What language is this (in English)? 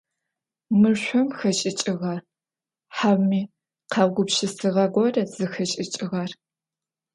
Adyghe